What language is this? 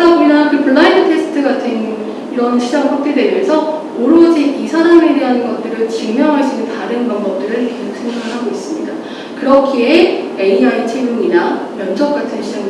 Korean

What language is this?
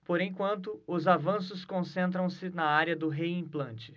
Portuguese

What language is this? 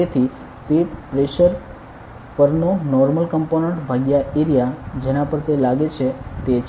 Gujarati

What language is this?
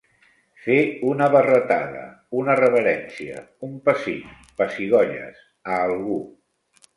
Catalan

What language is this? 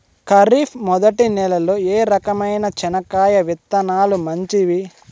Telugu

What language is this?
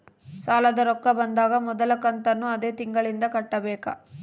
Kannada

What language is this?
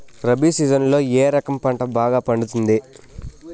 Telugu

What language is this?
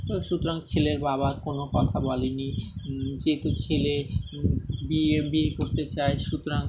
Bangla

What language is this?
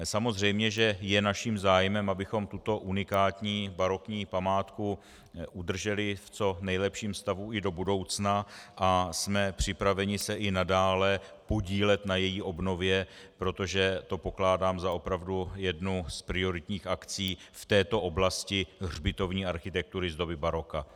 Czech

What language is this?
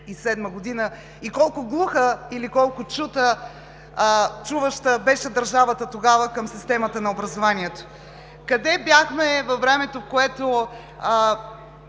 Bulgarian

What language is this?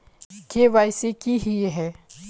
Magahi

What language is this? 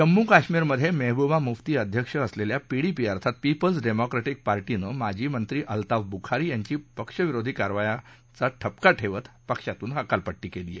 Marathi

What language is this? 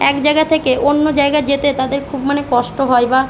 Bangla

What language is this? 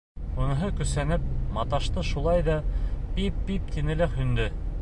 Bashkir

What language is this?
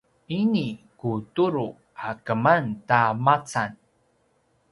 Paiwan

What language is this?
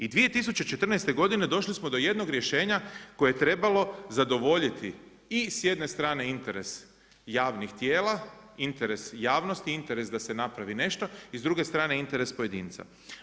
Croatian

